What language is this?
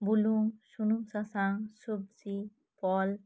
Santali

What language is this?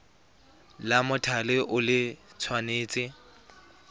Tswana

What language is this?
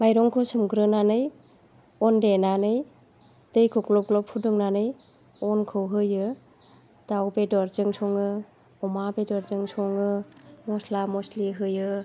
Bodo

